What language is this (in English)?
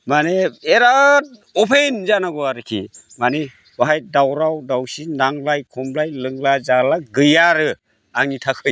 Bodo